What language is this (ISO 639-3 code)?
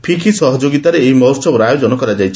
ori